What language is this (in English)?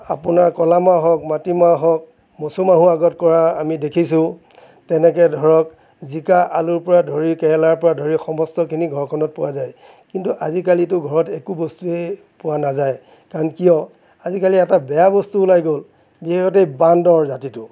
Assamese